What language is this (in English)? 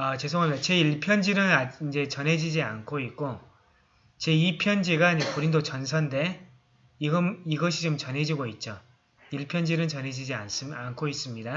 Korean